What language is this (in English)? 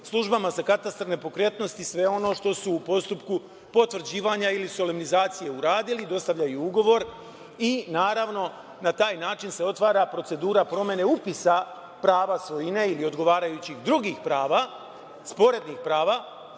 Serbian